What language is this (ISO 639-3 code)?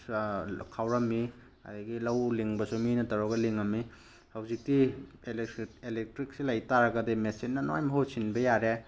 mni